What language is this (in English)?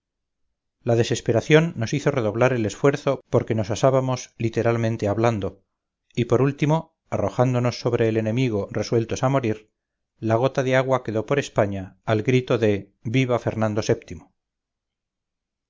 Spanish